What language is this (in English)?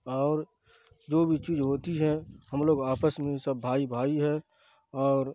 Urdu